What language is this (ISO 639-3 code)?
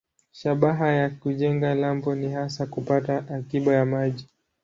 swa